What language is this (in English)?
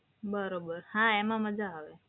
Gujarati